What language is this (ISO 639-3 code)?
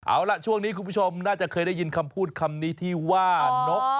tha